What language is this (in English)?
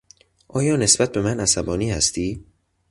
Persian